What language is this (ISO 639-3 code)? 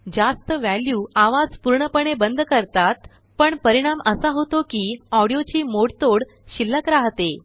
mar